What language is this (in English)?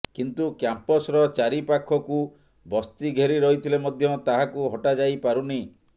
Odia